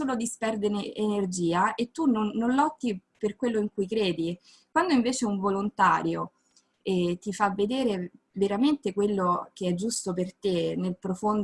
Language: Italian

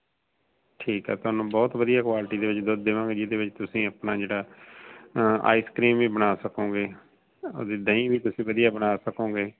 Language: Punjabi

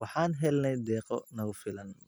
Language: Somali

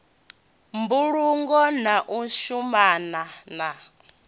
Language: Venda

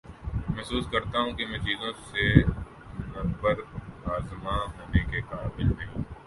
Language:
Urdu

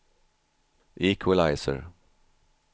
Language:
Swedish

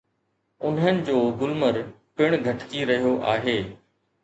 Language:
Sindhi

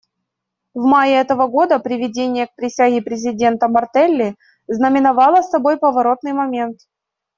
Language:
Russian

